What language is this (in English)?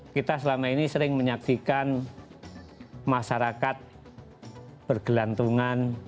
Indonesian